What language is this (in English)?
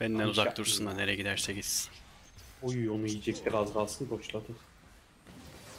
Turkish